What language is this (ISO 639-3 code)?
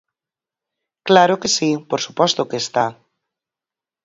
glg